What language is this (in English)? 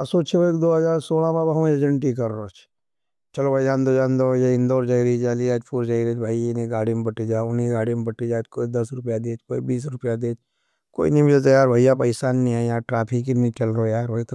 Nimadi